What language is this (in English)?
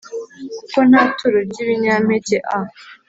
Kinyarwanda